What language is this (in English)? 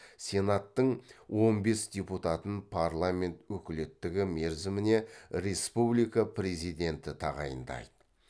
Kazakh